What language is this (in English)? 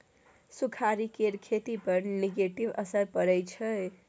Maithili